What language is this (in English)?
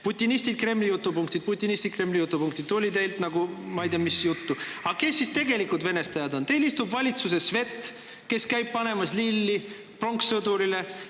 Estonian